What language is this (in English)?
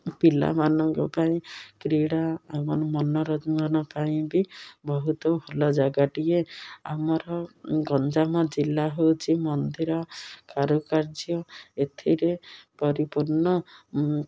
Odia